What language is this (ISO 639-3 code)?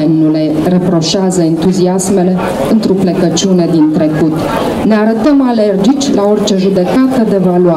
ron